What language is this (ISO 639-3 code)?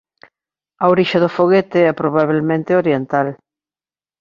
glg